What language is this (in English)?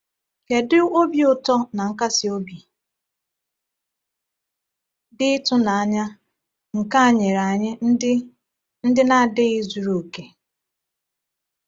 Igbo